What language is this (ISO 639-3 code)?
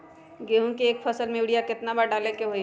mag